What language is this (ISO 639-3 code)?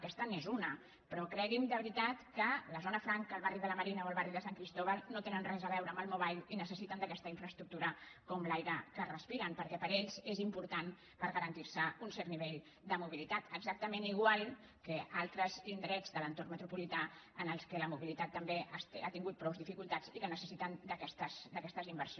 cat